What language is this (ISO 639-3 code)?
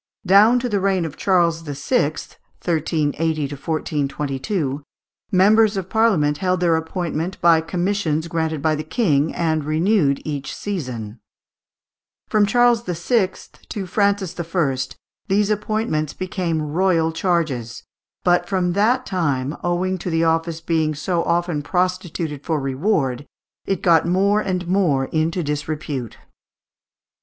eng